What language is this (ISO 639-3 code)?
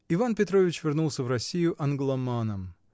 rus